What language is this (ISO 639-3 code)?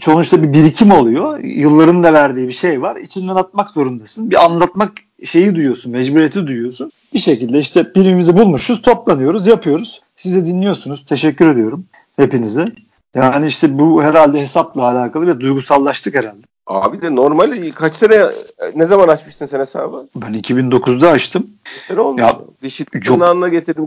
tur